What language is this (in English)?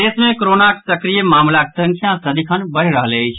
Maithili